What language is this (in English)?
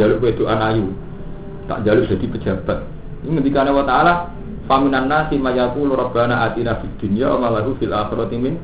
Indonesian